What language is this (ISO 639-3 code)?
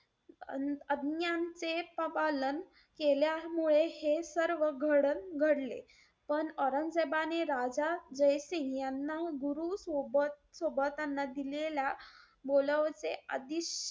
mar